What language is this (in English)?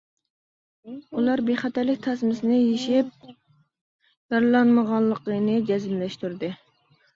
Uyghur